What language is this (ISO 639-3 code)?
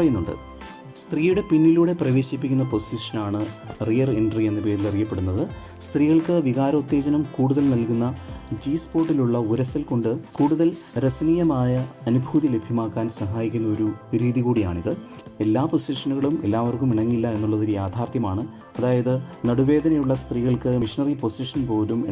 mal